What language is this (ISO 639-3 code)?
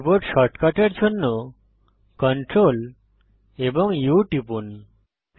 ben